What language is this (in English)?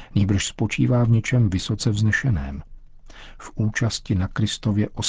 Czech